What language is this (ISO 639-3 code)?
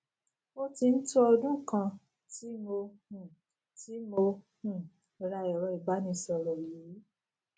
yor